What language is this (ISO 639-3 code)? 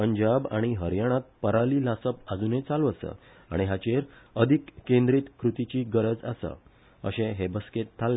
kok